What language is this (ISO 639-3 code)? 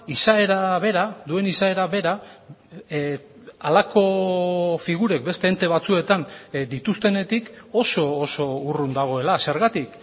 eus